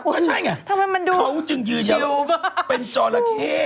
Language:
Thai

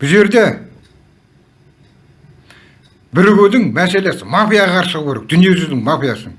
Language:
Turkish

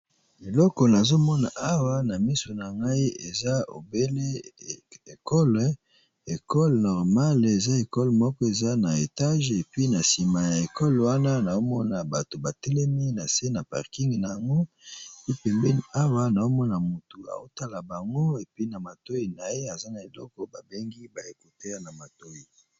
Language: Lingala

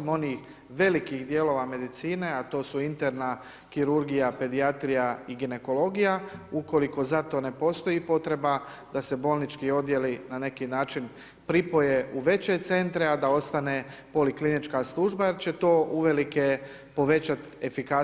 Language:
Croatian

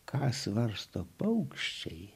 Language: Lithuanian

